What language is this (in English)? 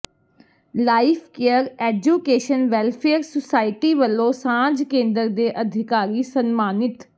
Punjabi